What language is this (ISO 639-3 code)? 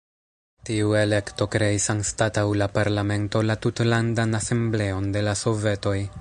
epo